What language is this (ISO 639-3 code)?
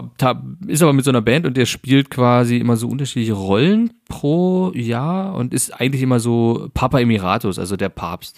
deu